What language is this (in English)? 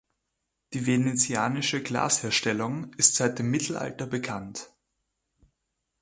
German